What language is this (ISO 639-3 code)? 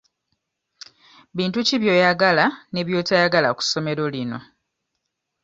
lug